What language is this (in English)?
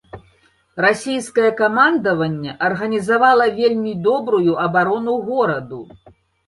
Belarusian